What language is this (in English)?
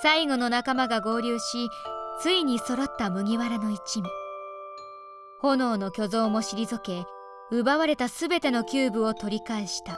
Japanese